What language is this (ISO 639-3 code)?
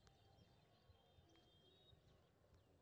mai